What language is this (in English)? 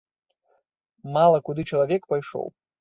Belarusian